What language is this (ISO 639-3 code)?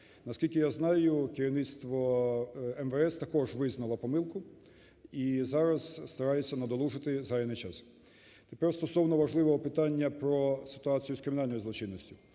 ukr